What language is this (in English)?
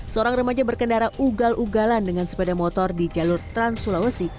Indonesian